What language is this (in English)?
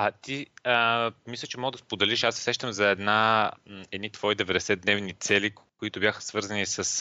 Bulgarian